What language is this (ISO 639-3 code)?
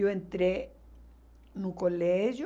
por